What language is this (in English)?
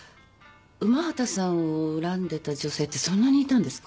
Japanese